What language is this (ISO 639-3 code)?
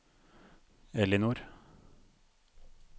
nor